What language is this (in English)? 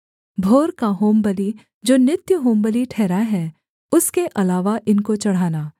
Hindi